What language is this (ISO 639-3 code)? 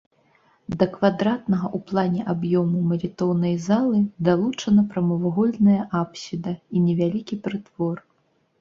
bel